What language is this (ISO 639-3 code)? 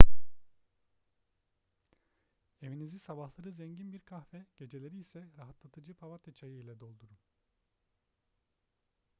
tur